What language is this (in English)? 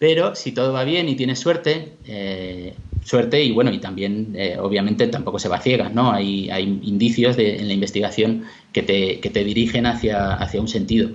Spanish